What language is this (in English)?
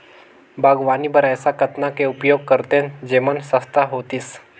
Chhattisgarhi